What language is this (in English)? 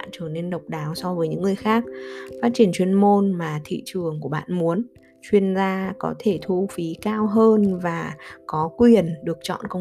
Vietnamese